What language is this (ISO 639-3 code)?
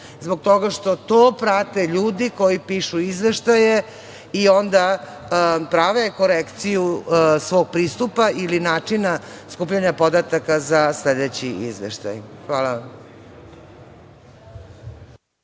srp